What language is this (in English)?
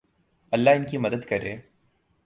Urdu